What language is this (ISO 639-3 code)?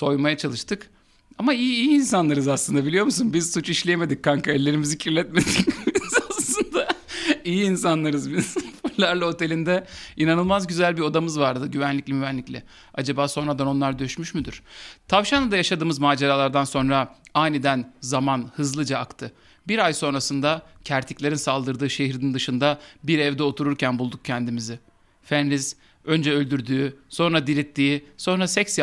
tur